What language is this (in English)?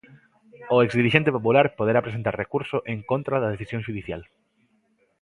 Galician